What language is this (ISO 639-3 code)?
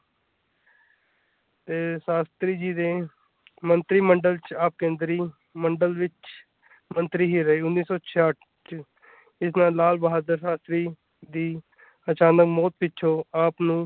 pan